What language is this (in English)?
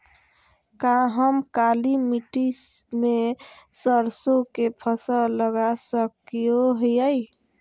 Magahi